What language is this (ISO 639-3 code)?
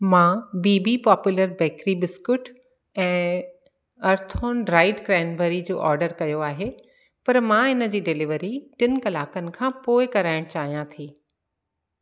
snd